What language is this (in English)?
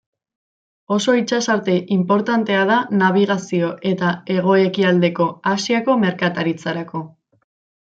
Basque